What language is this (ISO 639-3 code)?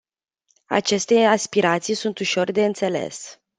ron